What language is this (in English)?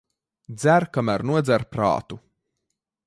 Latvian